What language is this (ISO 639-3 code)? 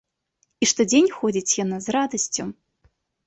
bel